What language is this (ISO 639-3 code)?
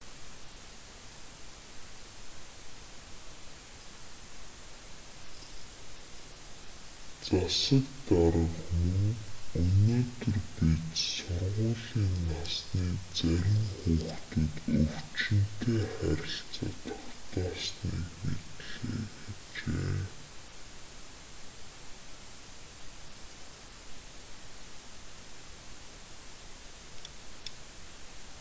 mon